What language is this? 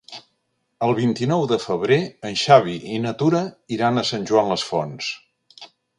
Catalan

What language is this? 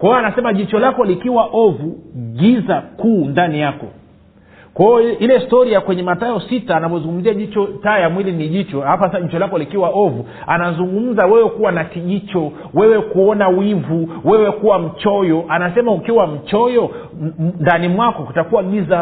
Swahili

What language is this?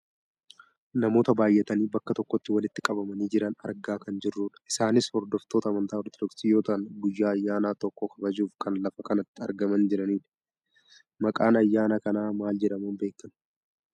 Oromo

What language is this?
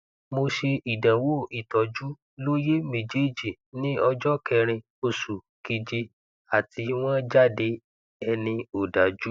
Yoruba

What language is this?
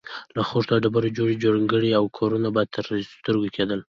Pashto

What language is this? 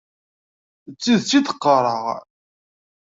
Kabyle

